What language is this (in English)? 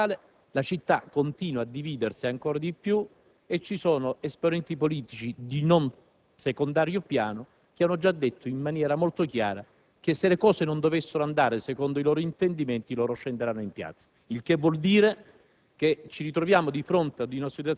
Italian